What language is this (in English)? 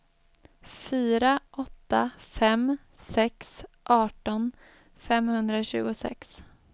Swedish